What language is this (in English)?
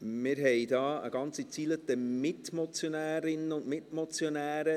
Swiss German